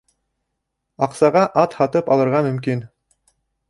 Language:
Bashkir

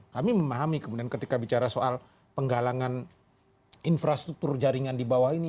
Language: Indonesian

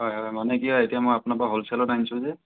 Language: Assamese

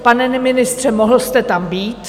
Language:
Czech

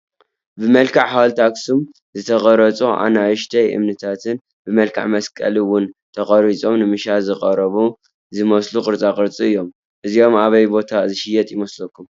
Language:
Tigrinya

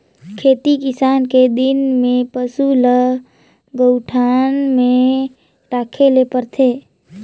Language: Chhattisgarhi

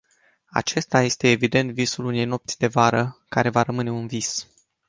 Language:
Romanian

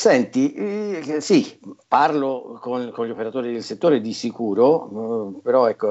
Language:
Italian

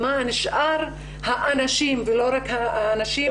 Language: Hebrew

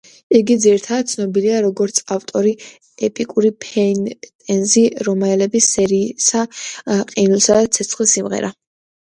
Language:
Georgian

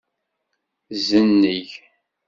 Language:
Kabyle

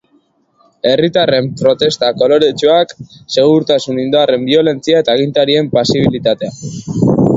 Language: Basque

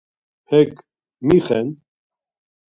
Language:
Laz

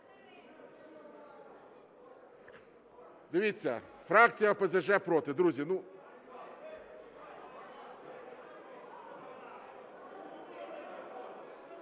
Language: Ukrainian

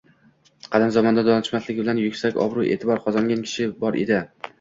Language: Uzbek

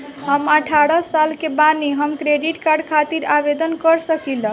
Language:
Bhojpuri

